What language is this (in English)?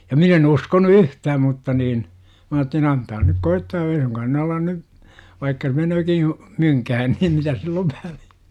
Finnish